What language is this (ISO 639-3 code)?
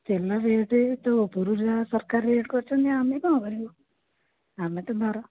ori